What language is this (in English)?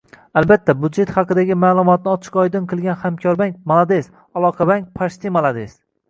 Uzbek